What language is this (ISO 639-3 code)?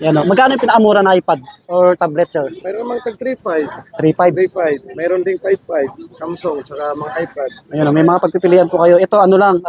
fil